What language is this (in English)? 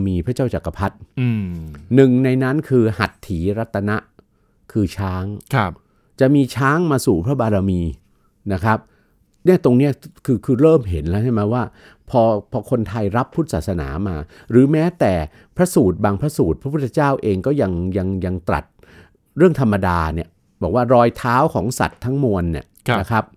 Thai